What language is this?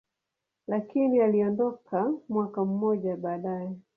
Swahili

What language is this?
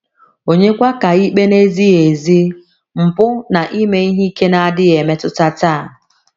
Igbo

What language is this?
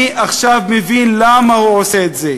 Hebrew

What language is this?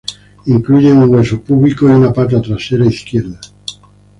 Spanish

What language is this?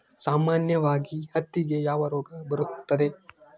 Kannada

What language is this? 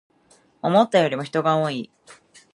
Japanese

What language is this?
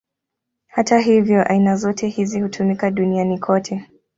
Swahili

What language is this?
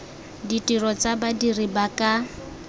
Tswana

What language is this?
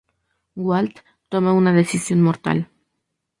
Spanish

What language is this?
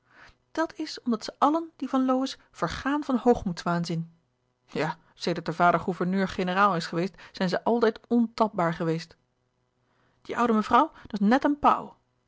Dutch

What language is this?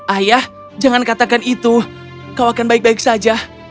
Indonesian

